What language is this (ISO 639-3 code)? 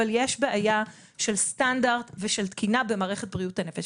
heb